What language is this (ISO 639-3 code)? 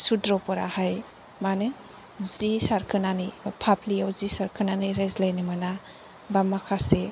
brx